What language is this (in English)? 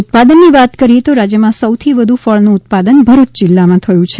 Gujarati